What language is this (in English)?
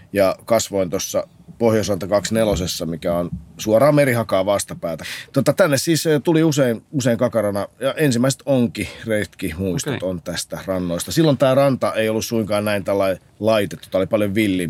Finnish